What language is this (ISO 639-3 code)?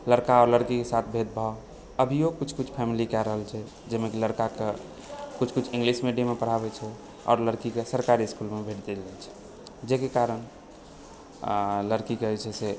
mai